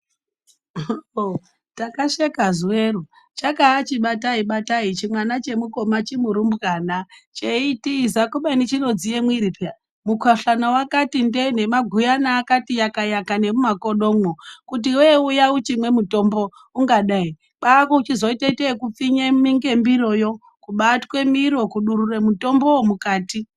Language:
Ndau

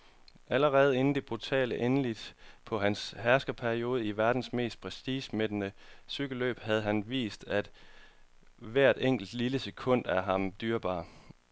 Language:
Danish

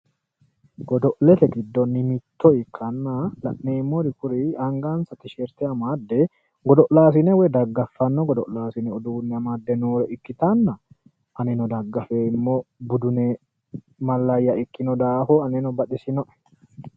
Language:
Sidamo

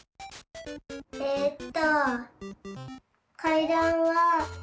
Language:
Japanese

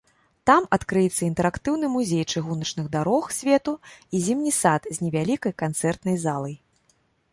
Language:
Belarusian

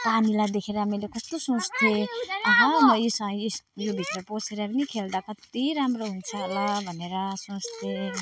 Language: Nepali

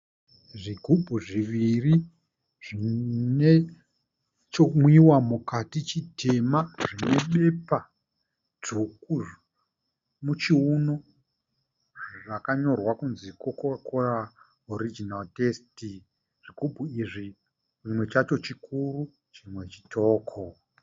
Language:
Shona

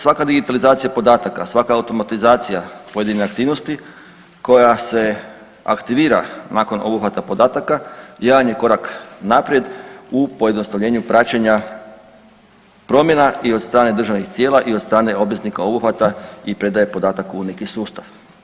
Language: Croatian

